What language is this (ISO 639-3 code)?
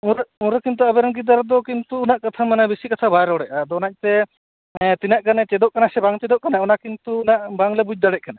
sat